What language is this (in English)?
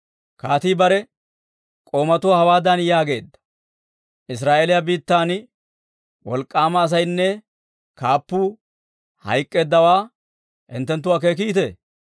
Dawro